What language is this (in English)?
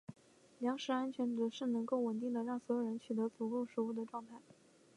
Chinese